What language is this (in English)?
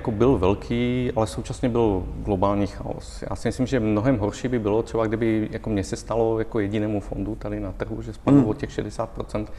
Czech